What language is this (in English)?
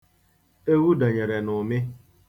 Igbo